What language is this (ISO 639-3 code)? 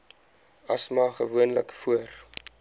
afr